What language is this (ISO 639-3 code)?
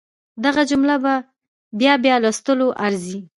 pus